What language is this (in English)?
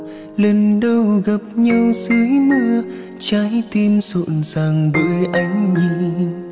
Vietnamese